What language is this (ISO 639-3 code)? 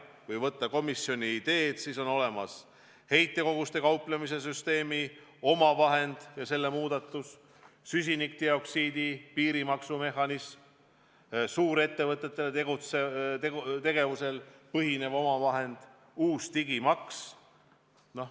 est